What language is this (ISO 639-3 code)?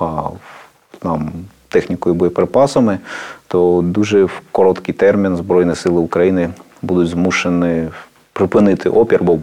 ukr